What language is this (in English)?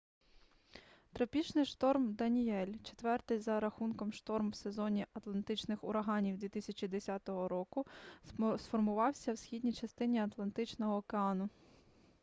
Ukrainian